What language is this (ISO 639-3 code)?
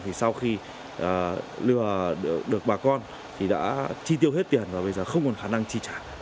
vie